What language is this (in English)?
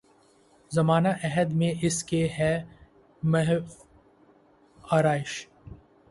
Urdu